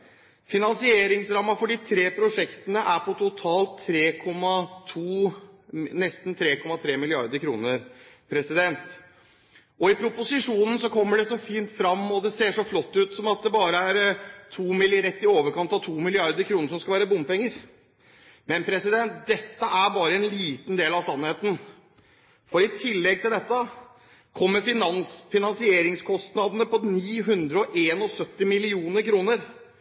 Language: Norwegian Bokmål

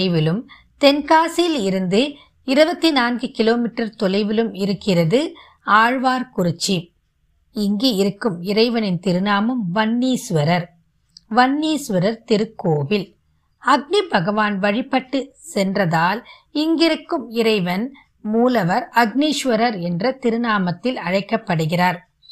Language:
Tamil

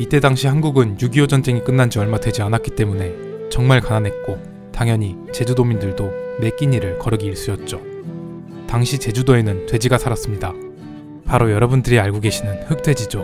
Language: Korean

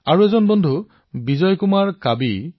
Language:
Assamese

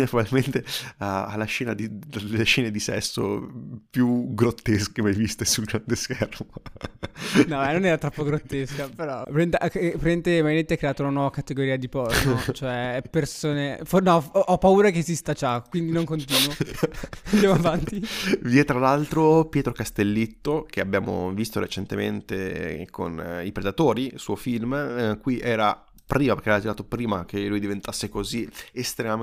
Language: Italian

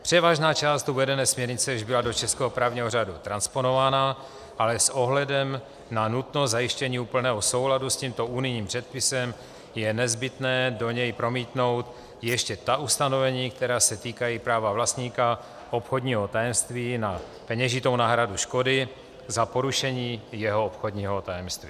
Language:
Czech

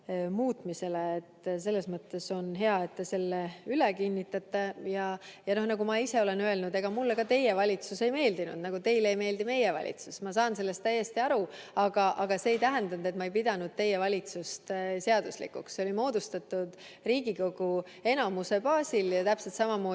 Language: Estonian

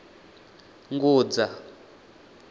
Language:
Venda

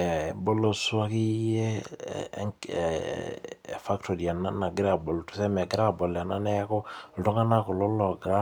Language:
Masai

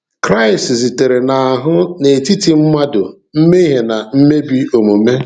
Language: Igbo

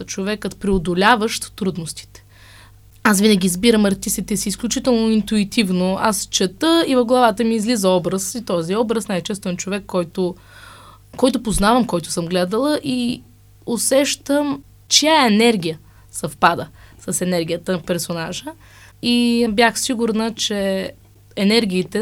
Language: Bulgarian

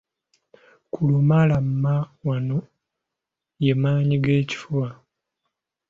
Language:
Ganda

